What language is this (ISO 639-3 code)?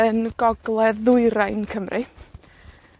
cym